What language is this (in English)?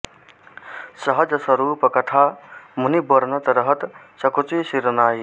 Sanskrit